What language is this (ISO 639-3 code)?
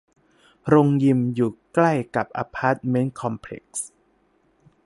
tha